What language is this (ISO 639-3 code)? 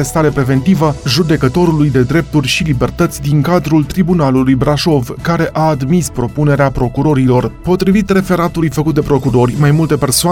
ron